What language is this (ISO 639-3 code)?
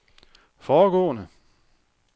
dan